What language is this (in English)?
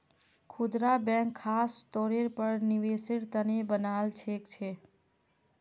Magahi